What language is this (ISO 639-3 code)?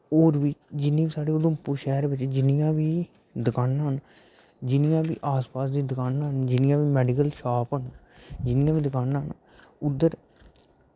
doi